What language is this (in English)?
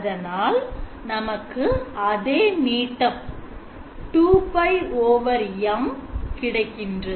Tamil